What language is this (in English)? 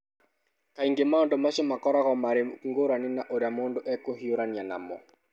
Kikuyu